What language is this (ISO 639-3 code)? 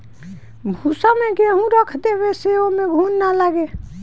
bho